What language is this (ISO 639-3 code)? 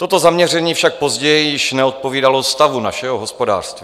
ces